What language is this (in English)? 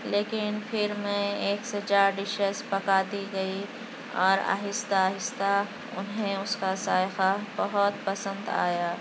Urdu